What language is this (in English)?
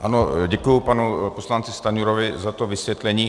Czech